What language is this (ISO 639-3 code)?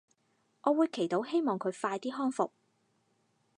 yue